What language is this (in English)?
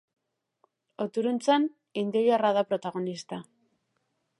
Basque